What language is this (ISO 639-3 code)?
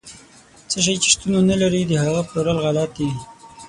pus